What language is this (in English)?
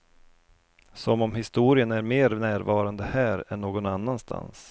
Swedish